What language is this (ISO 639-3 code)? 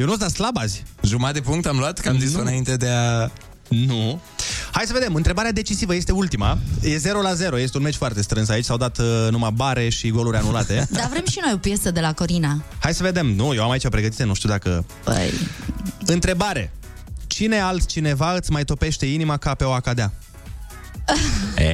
ron